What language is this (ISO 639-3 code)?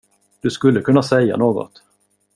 swe